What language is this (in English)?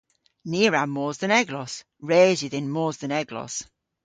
Cornish